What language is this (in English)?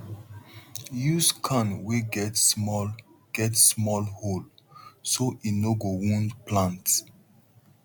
Nigerian Pidgin